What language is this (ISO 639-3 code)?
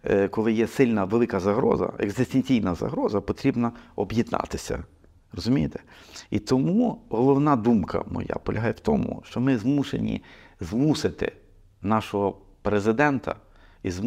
ukr